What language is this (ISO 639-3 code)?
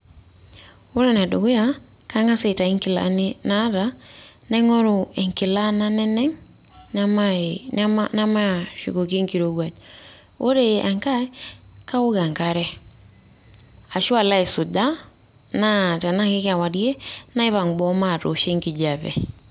mas